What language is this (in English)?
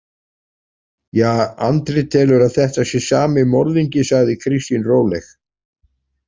Icelandic